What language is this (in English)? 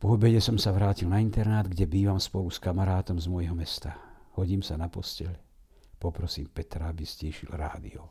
Slovak